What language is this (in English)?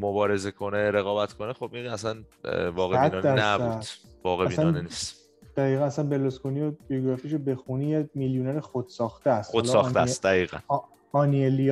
Persian